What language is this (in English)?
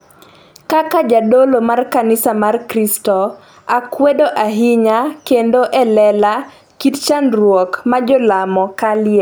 Luo (Kenya and Tanzania)